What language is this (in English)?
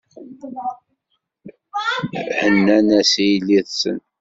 Kabyle